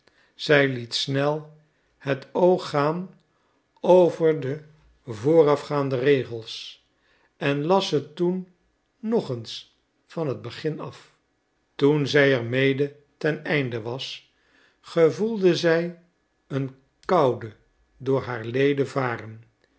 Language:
Dutch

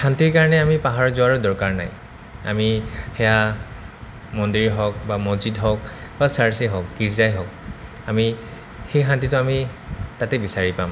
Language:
Assamese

